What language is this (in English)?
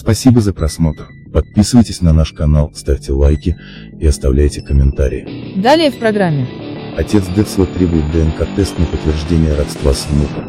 Russian